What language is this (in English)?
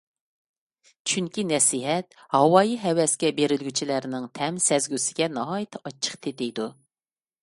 Uyghur